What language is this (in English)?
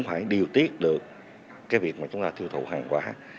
Vietnamese